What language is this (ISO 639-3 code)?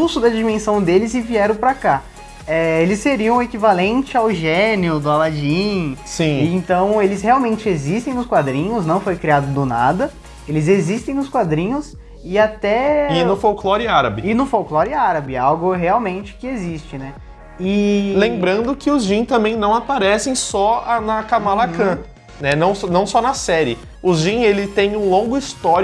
por